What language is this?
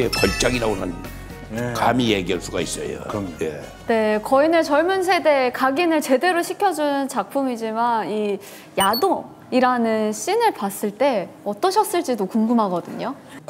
Korean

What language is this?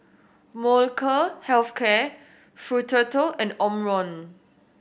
English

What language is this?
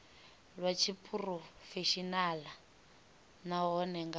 Venda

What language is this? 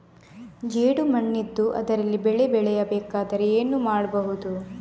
Kannada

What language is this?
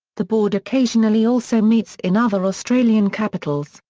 English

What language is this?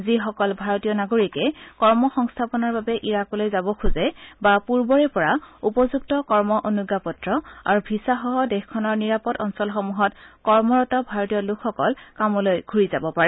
Assamese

